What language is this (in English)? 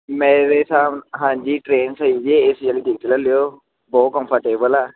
Punjabi